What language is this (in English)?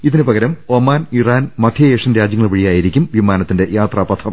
Malayalam